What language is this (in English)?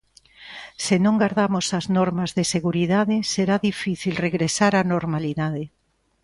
Galician